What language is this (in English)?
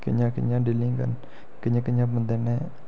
Dogri